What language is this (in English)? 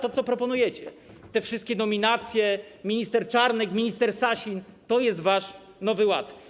Polish